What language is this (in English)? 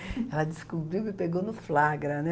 Portuguese